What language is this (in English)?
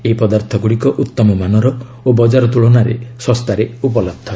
Odia